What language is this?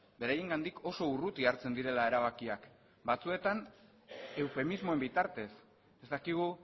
Basque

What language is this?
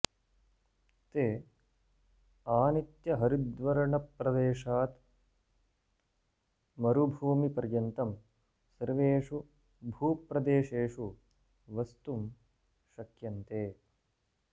Sanskrit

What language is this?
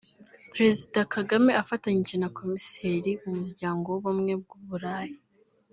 Kinyarwanda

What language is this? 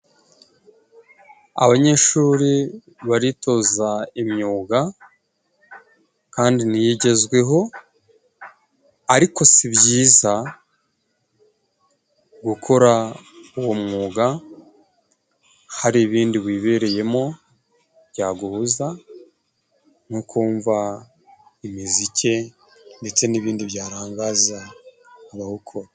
Kinyarwanda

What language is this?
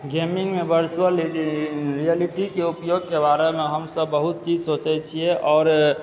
Maithili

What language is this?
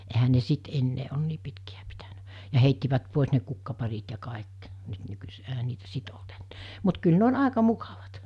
Finnish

